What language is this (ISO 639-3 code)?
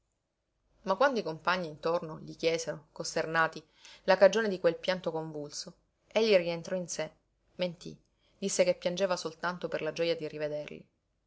ita